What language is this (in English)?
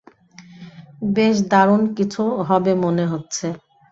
Bangla